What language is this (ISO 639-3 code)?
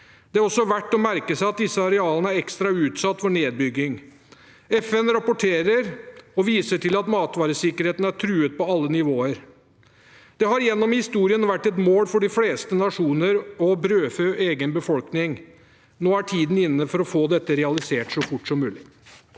nor